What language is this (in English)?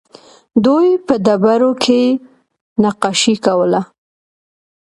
Pashto